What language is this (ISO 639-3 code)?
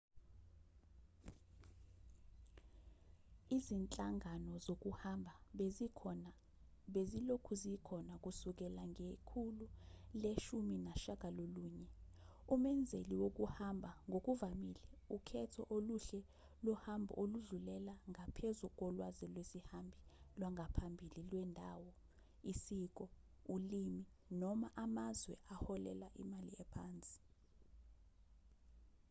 zul